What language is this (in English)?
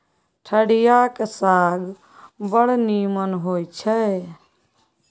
Maithili